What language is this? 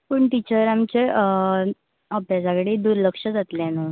Konkani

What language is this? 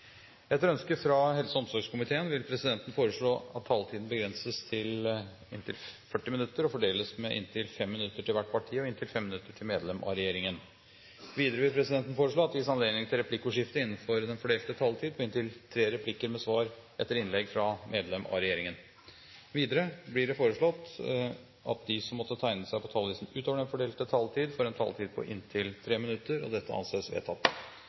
Norwegian Bokmål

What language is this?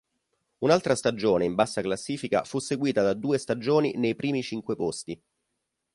Italian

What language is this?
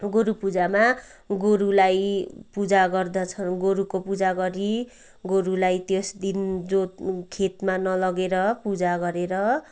Nepali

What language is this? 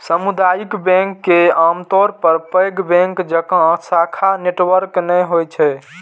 Maithili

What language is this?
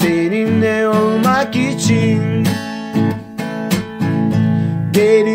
Turkish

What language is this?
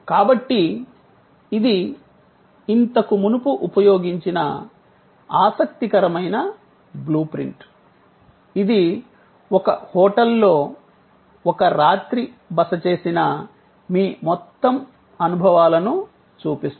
Telugu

